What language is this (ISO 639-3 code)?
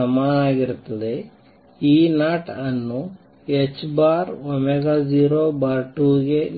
kan